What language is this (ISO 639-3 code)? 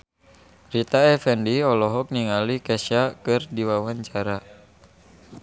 sun